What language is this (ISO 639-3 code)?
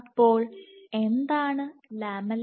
mal